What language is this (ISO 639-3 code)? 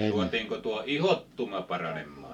fin